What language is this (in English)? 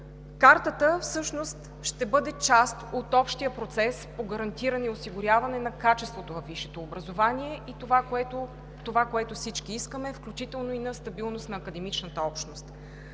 Bulgarian